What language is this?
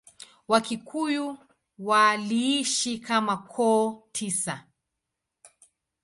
Swahili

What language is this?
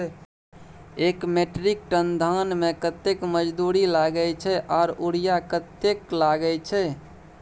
Maithili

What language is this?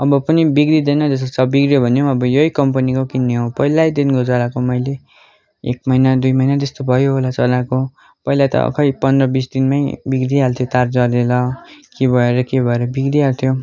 Nepali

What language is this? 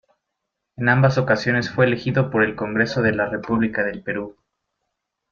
Spanish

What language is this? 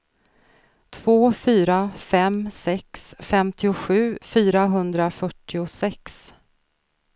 Swedish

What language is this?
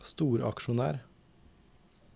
Norwegian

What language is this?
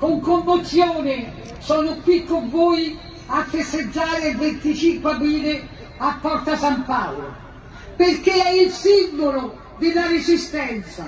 Italian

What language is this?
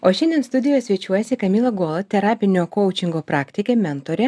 Lithuanian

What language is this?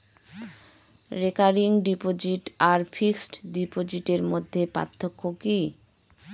Bangla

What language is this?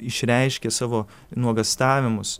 Lithuanian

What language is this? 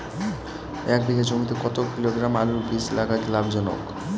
Bangla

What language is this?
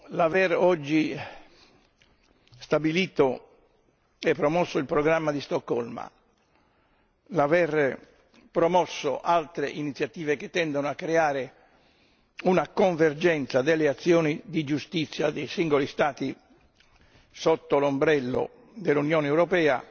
Italian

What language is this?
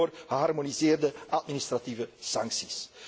Dutch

